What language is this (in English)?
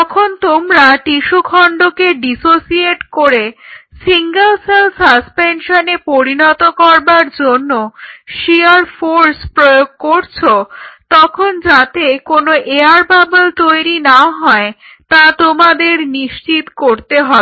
Bangla